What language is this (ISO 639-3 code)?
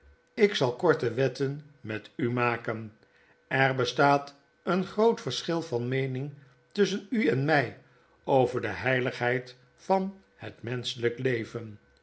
nld